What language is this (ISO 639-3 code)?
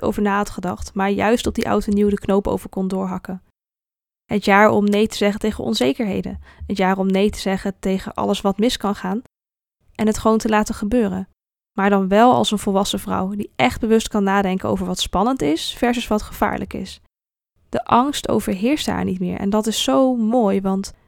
nld